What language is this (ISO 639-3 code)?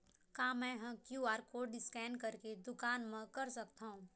hne